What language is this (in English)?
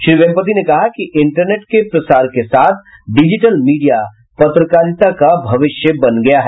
Hindi